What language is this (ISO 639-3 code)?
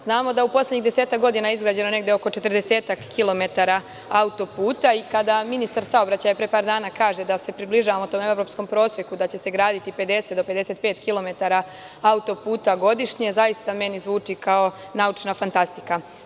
srp